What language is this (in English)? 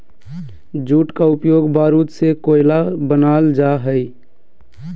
Magahi